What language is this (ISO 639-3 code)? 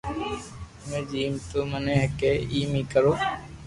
lrk